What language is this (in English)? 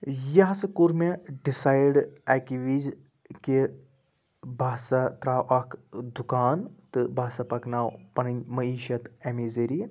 Kashmiri